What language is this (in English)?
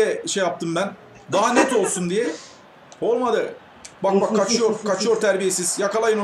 Turkish